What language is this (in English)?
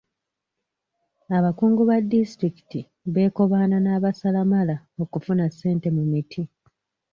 Ganda